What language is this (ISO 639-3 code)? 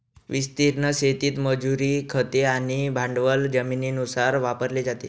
mar